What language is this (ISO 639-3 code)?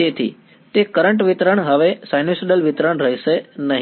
guj